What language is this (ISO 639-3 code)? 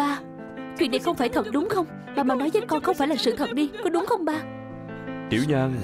vie